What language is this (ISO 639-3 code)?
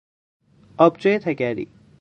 fas